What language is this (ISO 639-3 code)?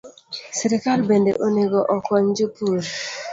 luo